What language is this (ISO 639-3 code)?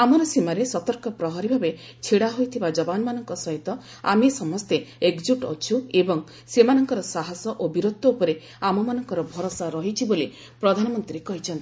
ori